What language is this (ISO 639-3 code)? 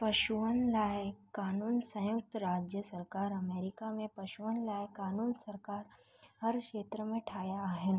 snd